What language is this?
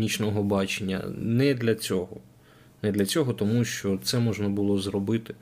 Ukrainian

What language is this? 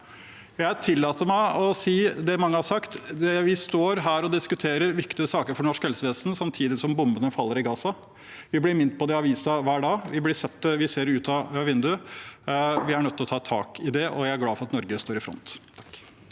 Norwegian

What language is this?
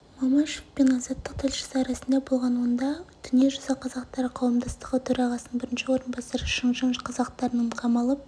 Kazakh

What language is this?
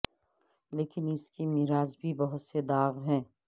Urdu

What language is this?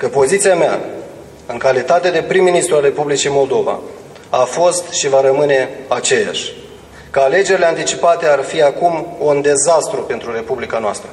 Romanian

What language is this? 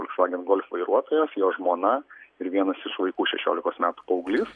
Lithuanian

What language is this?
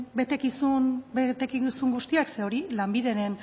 Basque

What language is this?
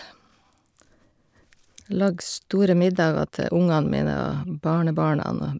Norwegian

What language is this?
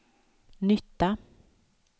Swedish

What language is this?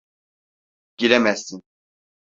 Turkish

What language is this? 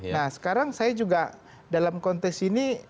Indonesian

